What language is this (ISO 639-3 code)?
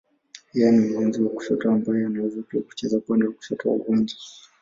swa